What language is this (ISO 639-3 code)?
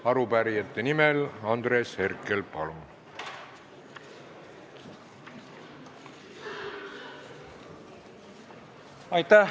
est